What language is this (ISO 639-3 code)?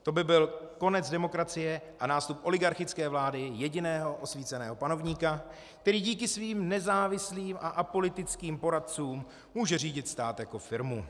ces